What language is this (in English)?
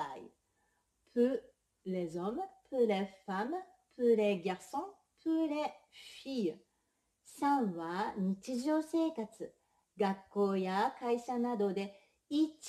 French